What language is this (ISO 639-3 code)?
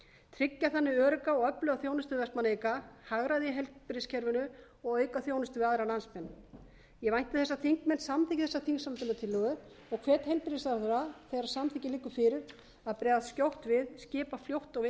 isl